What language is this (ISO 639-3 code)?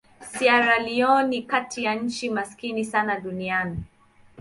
swa